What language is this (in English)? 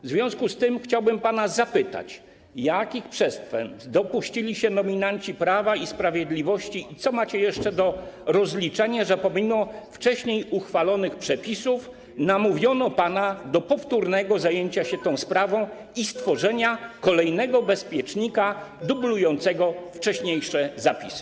Polish